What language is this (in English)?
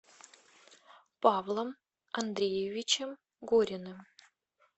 Russian